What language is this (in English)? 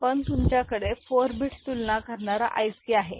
Marathi